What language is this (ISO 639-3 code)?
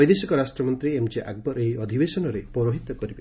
ori